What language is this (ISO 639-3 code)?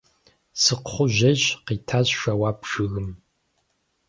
kbd